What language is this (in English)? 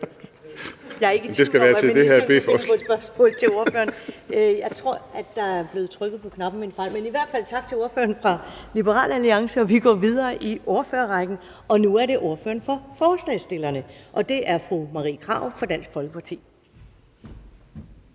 Danish